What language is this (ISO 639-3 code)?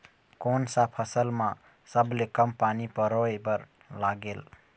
hne